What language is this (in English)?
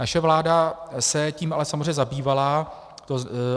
Czech